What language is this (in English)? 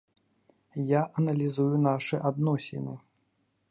Belarusian